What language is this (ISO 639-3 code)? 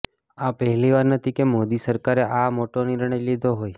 guj